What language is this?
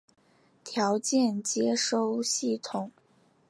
Chinese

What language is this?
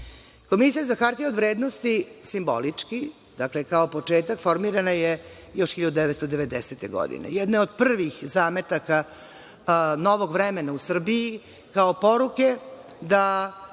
Serbian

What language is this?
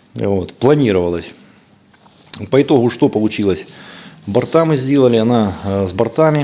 Russian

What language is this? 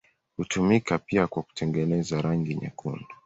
Swahili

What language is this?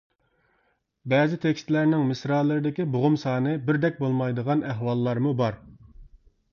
Uyghur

